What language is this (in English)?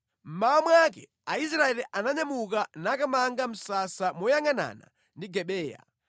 Nyanja